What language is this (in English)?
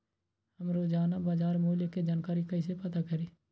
Magahi